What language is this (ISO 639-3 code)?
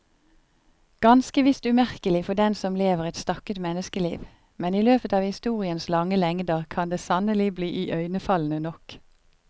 nor